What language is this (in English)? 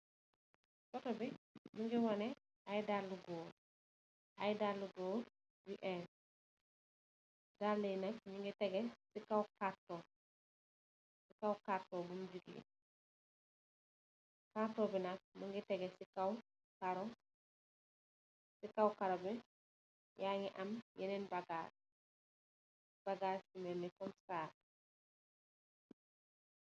Wolof